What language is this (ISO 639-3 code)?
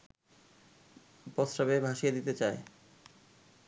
ben